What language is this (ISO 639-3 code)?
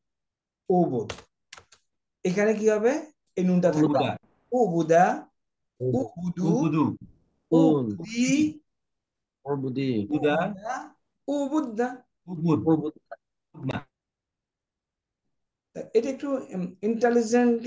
ben